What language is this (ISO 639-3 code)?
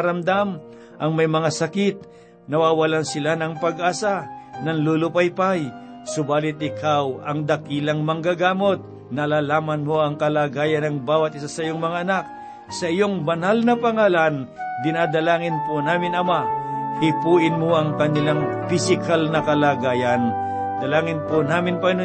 fil